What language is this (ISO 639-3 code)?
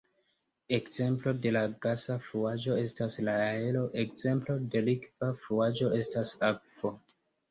epo